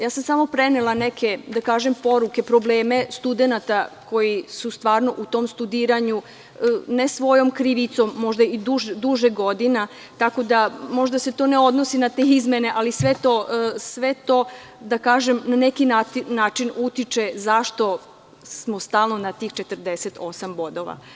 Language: Serbian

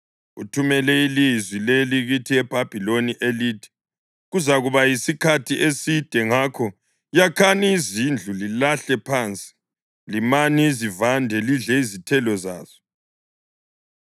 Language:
North Ndebele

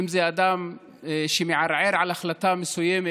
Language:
Hebrew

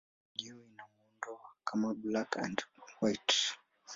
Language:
Swahili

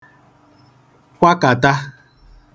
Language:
Igbo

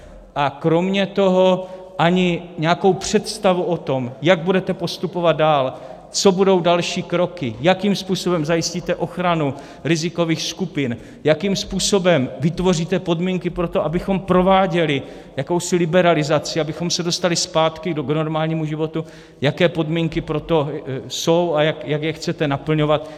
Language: Czech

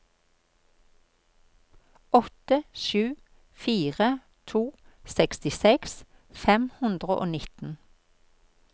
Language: Norwegian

